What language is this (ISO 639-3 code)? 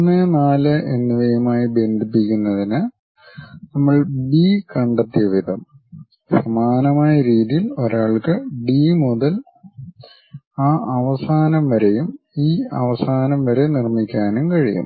mal